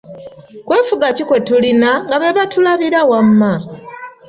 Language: Ganda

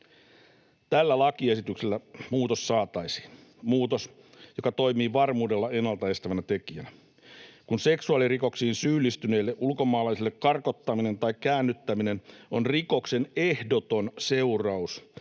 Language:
Finnish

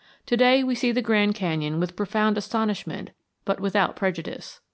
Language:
English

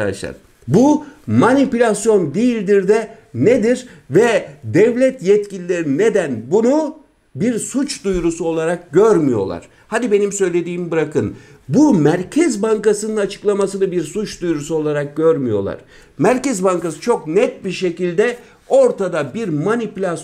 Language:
Turkish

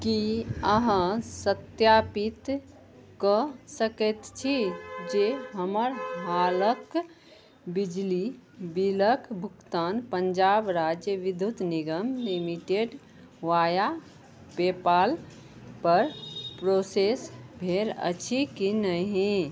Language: Maithili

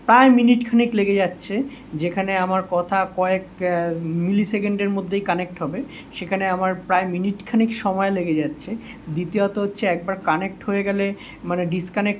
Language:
Bangla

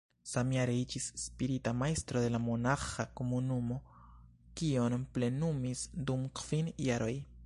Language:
Esperanto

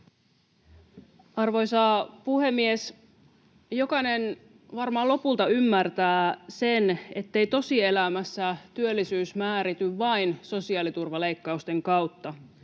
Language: Finnish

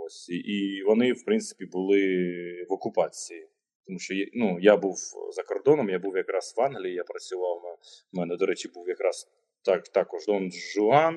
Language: Ukrainian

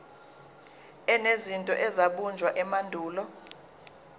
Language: Zulu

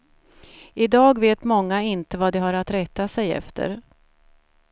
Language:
Swedish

